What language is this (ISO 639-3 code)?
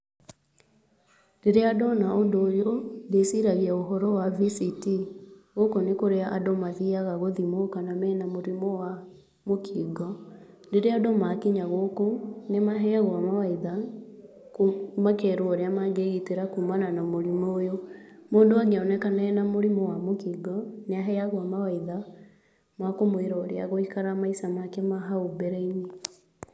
kik